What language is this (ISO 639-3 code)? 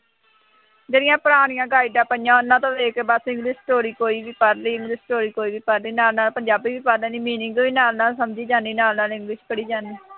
pan